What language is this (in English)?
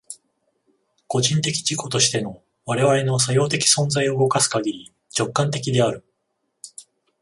Japanese